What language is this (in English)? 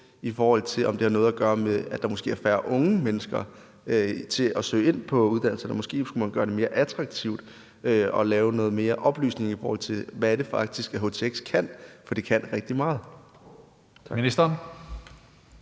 Danish